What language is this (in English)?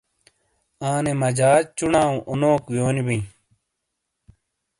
Shina